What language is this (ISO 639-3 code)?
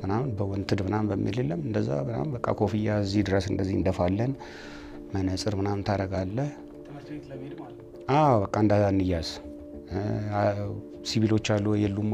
ara